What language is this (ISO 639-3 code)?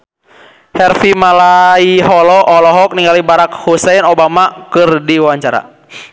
sun